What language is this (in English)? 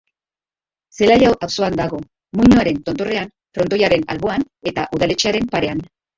Basque